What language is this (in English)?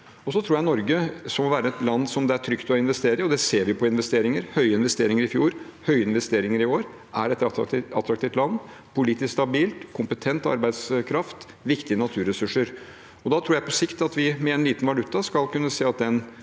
Norwegian